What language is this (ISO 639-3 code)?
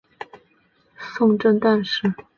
zho